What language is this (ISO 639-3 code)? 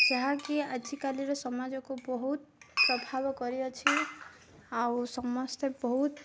ori